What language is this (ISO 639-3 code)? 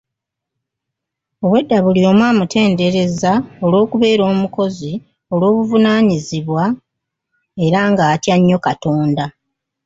lug